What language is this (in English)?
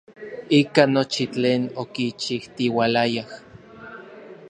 Orizaba Nahuatl